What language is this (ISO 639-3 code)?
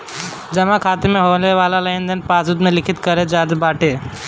bho